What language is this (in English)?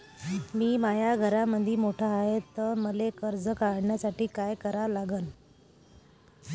Marathi